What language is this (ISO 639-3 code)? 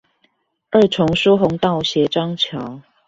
zho